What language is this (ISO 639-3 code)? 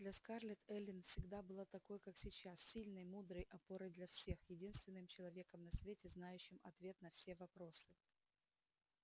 rus